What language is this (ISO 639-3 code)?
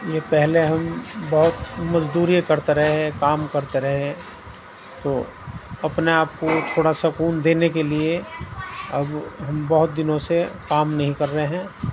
urd